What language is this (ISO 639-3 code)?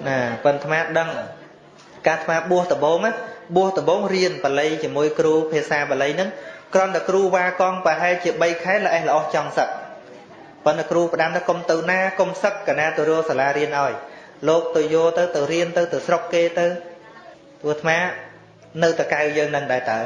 vie